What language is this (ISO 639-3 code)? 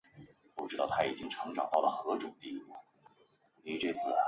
zho